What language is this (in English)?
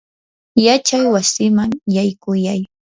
Yanahuanca Pasco Quechua